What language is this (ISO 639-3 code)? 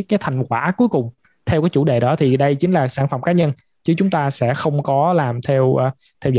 vie